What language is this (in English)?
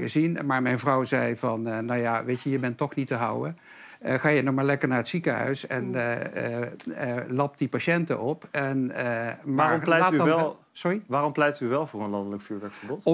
Dutch